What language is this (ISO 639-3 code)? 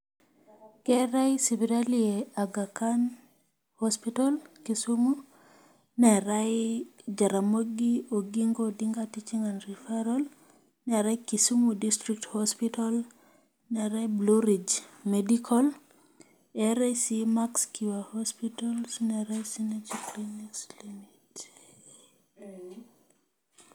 mas